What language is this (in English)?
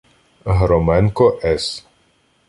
Ukrainian